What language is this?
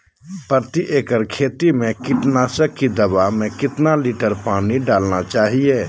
Magahi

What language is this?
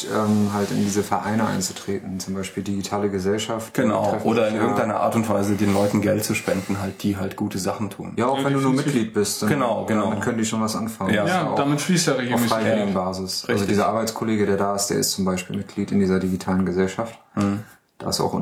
German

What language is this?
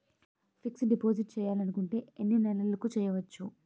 Telugu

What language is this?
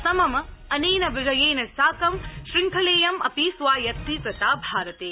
Sanskrit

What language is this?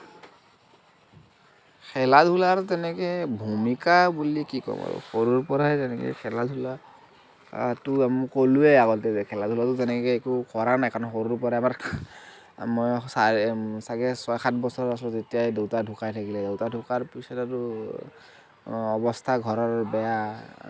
Assamese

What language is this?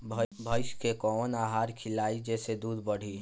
Bhojpuri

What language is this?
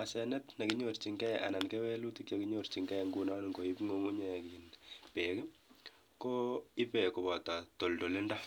Kalenjin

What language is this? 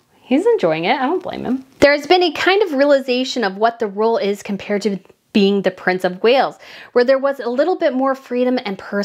English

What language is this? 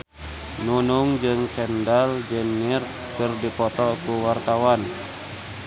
Sundanese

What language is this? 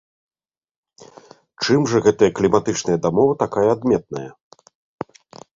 Belarusian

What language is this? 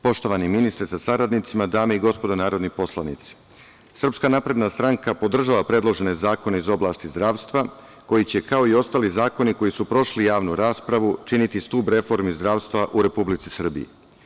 Serbian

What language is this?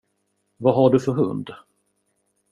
Swedish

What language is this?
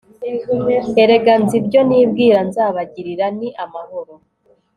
Kinyarwanda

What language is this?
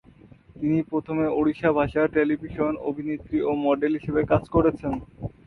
Bangla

